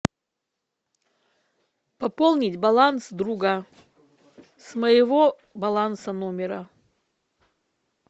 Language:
Russian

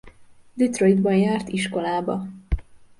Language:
Hungarian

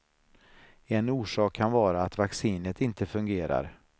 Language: Swedish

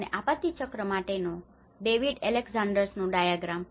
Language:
Gujarati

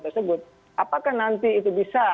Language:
Indonesian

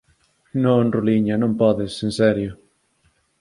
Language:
Galician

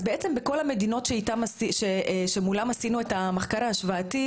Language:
Hebrew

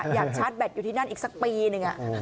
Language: Thai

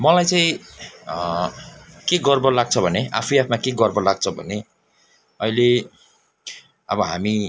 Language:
Nepali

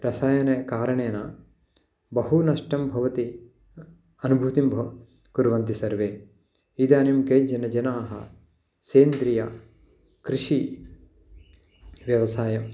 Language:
Sanskrit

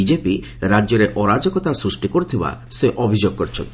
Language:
Odia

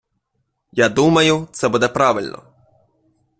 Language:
Ukrainian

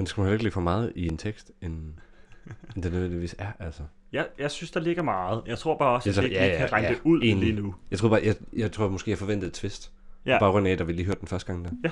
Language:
Danish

